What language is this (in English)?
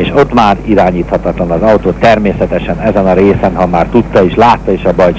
Hungarian